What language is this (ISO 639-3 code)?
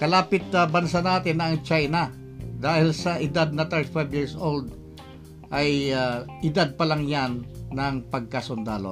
fil